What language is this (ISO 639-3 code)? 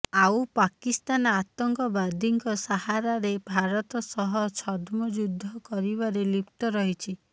ori